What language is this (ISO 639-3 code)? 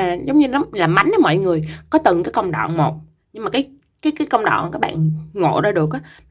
vie